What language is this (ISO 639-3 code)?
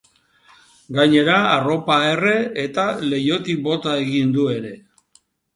eus